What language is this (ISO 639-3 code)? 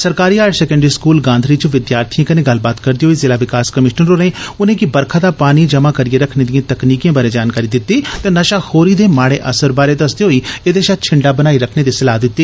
doi